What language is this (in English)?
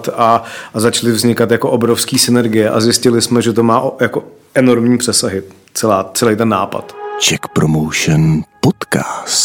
Czech